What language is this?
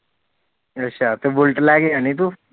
Punjabi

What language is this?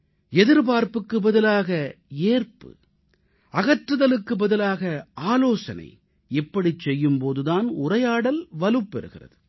Tamil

